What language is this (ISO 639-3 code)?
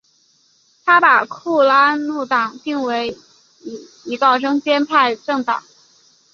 zho